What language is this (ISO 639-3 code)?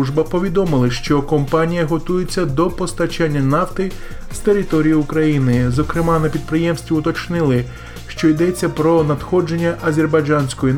ukr